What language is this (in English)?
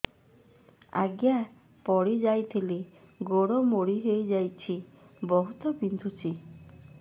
Odia